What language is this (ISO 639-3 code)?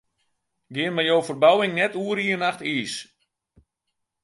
fry